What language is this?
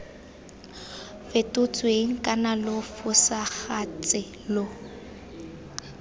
Tswana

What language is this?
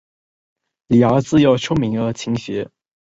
Chinese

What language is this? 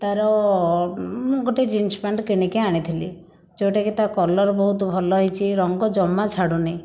Odia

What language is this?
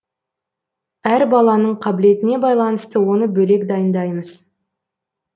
Kazakh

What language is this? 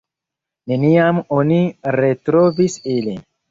Esperanto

